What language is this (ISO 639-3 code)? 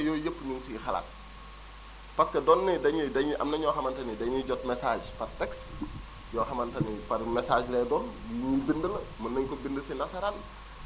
wol